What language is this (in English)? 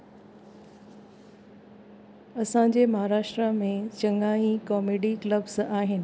Sindhi